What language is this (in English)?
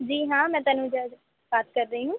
Hindi